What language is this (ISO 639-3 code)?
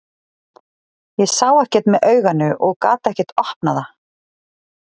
isl